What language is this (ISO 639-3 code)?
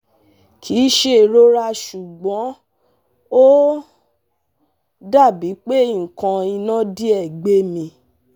yor